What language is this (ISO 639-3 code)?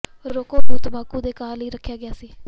pan